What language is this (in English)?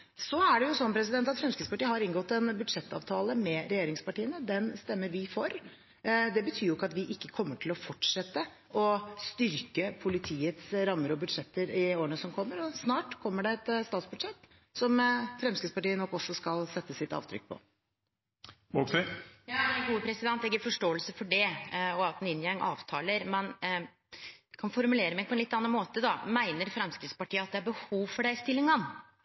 Norwegian